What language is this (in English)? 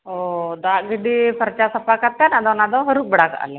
Santali